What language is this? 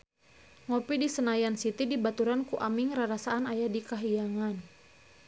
Sundanese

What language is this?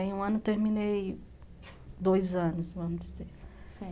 Portuguese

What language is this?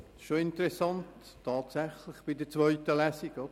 Swiss German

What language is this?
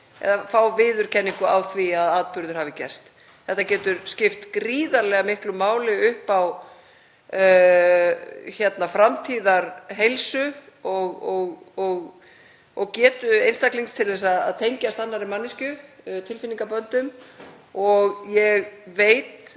Icelandic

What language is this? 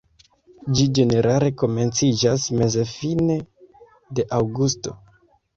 Esperanto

